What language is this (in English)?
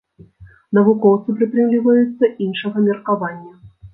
Belarusian